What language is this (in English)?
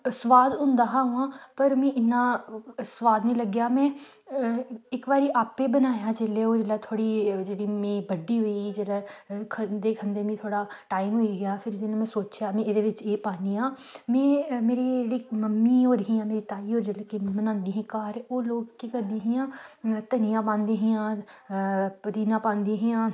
Dogri